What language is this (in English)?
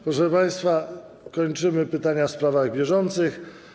Polish